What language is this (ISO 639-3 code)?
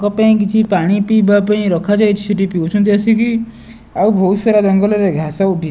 ori